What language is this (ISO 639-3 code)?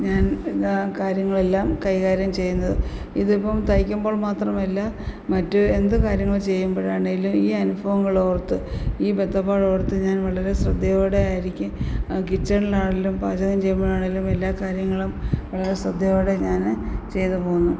mal